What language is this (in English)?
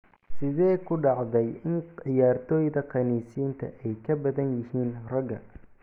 Somali